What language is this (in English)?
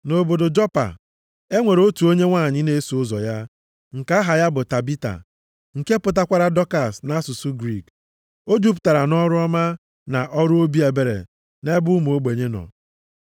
Igbo